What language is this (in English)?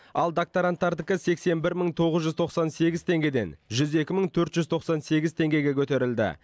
Kazakh